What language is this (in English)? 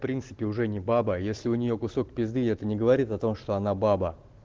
Russian